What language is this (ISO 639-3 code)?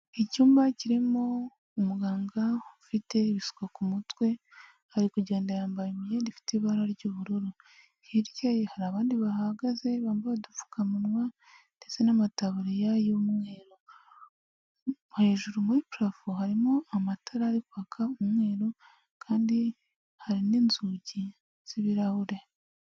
kin